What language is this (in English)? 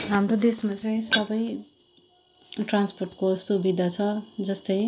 Nepali